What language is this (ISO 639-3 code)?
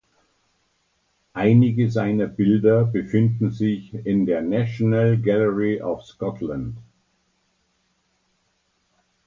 deu